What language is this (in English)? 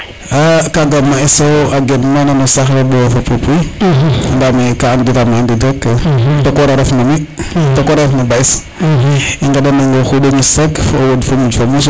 Serer